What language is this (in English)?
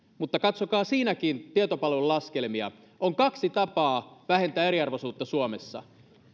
Finnish